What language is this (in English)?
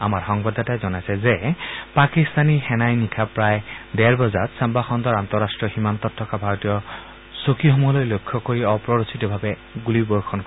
Assamese